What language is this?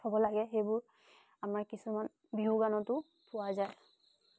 Assamese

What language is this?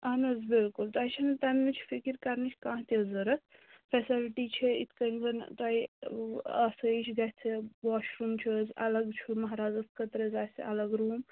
Kashmiri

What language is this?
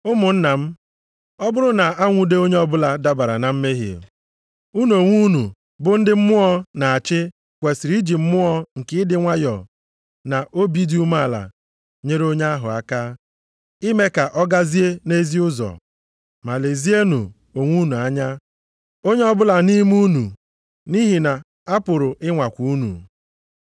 Igbo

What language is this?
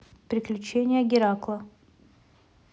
Russian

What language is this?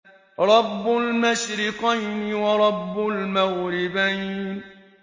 Arabic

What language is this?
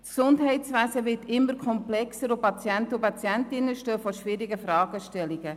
Swiss German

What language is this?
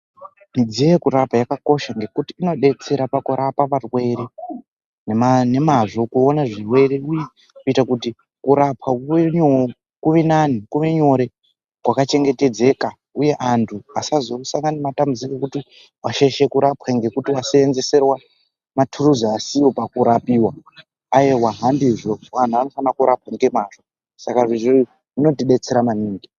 Ndau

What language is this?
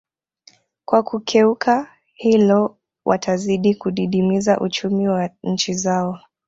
Swahili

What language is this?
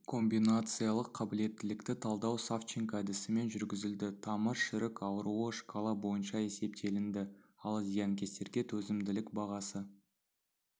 Kazakh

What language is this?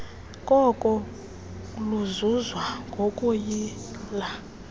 Xhosa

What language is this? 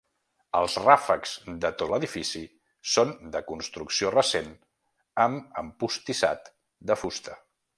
Catalan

